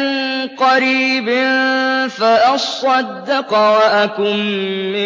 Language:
Arabic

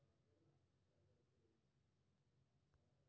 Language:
Maithili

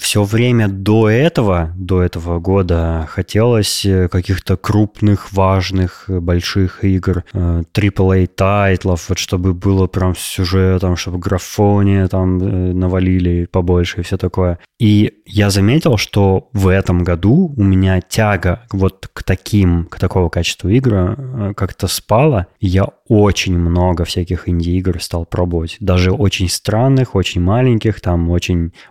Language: Russian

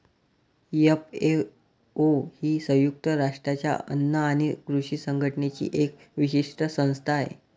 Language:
Marathi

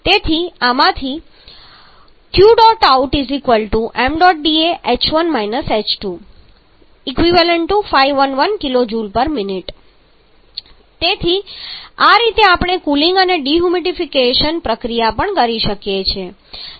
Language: Gujarati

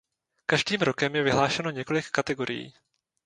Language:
Czech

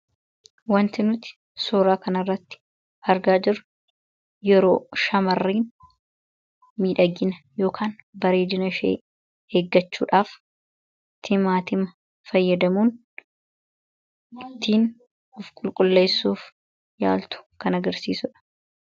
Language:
Oromo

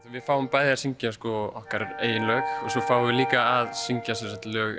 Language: Icelandic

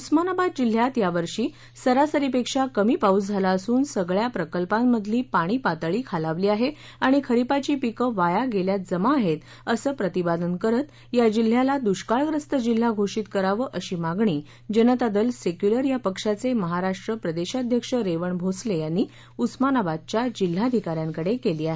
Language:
Marathi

